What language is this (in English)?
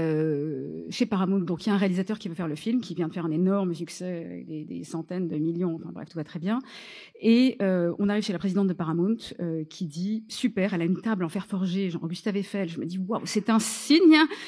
French